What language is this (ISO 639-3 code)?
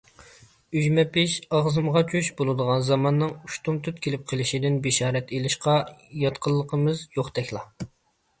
uig